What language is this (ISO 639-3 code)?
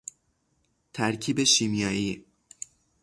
fas